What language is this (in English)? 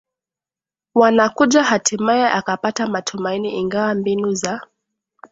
Swahili